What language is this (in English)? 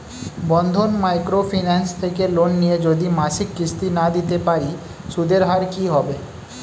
Bangla